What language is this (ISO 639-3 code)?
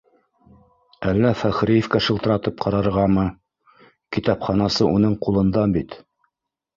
bak